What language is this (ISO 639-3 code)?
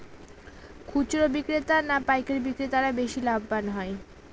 ben